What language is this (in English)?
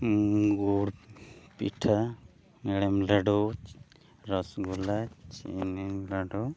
Santali